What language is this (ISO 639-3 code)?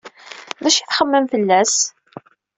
kab